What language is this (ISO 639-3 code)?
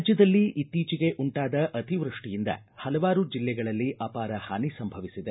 kan